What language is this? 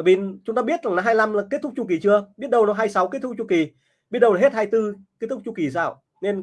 Vietnamese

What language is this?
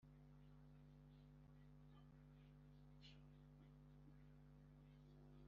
Kinyarwanda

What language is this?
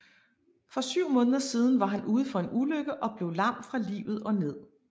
Danish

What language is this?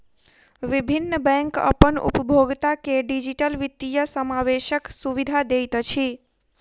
Maithili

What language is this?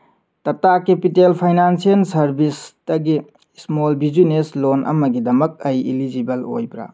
Manipuri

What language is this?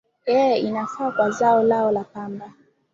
Swahili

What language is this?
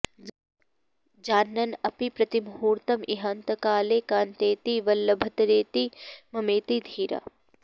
Sanskrit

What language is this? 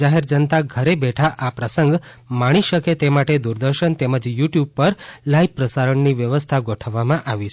Gujarati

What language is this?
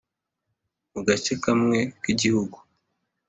Kinyarwanda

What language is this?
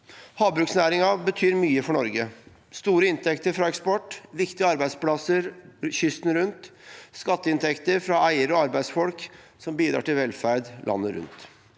Norwegian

